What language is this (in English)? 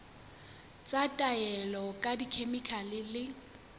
Southern Sotho